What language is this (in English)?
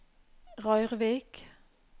Norwegian